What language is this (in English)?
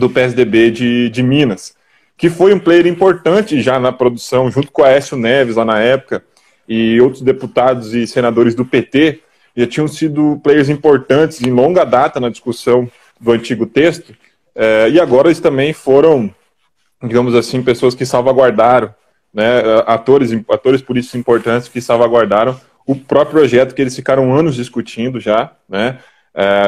Portuguese